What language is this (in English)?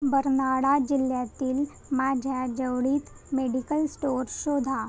Marathi